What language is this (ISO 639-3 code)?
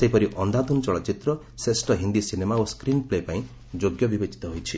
ori